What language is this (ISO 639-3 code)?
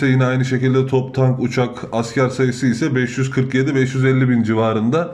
tur